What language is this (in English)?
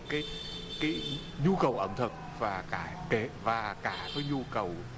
Vietnamese